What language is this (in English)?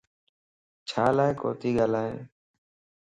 Lasi